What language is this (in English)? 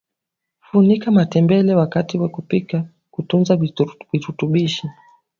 Swahili